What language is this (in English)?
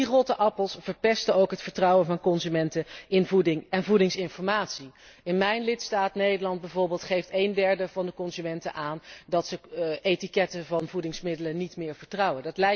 Dutch